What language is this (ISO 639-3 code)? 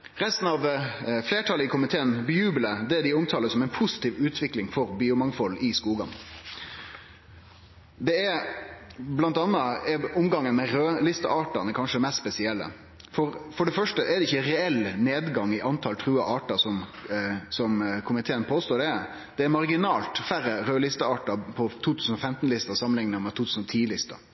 nno